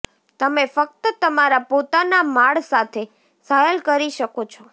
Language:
Gujarati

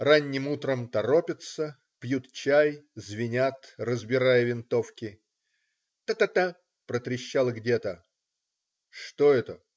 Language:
Russian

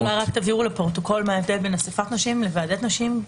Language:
Hebrew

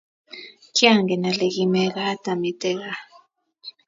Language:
Kalenjin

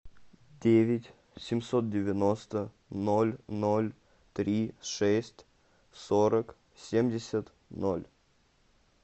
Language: Russian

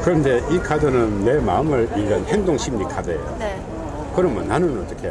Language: Korean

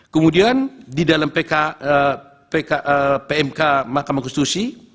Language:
Indonesian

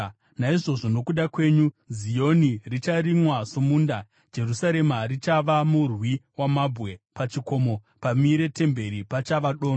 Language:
Shona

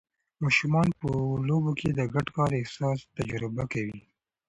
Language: Pashto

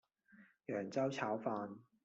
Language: Cantonese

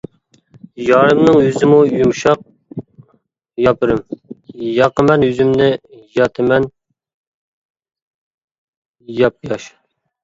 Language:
Uyghur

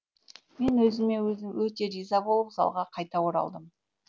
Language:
Kazakh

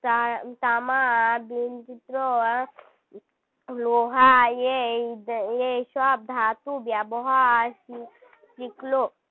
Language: Bangla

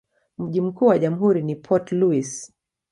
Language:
Swahili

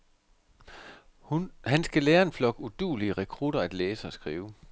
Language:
Danish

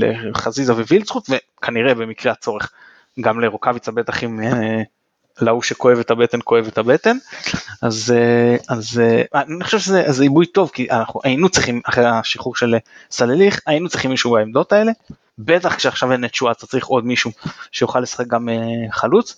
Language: Hebrew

